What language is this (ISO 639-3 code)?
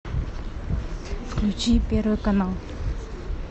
rus